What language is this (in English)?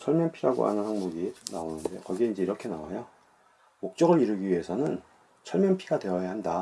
Korean